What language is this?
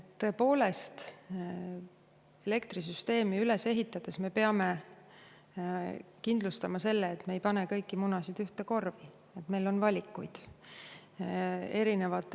Estonian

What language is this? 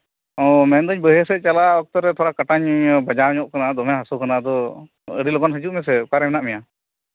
Santali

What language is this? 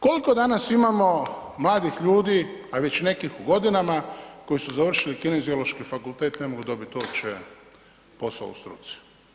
Croatian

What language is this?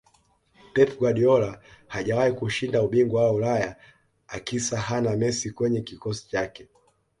Swahili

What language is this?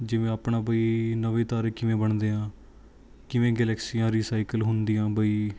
Punjabi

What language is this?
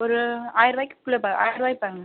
Tamil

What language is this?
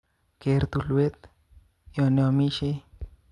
Kalenjin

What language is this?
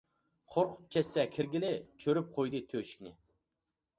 Uyghur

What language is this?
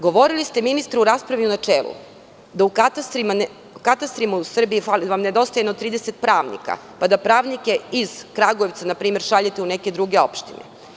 Serbian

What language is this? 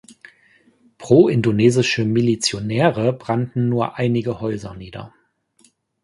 German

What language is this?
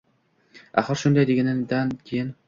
Uzbek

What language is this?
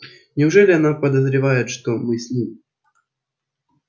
Russian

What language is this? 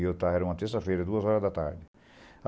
Portuguese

